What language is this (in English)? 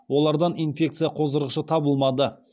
Kazakh